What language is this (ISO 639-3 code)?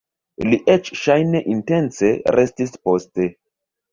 epo